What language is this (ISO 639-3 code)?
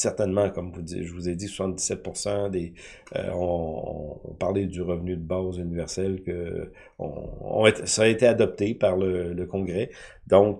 fra